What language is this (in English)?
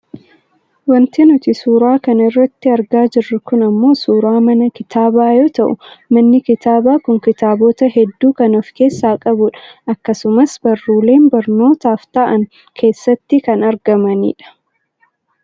Oromo